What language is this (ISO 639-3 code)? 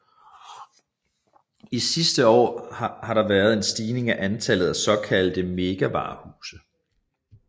dan